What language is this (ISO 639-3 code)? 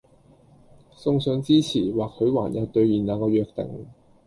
yue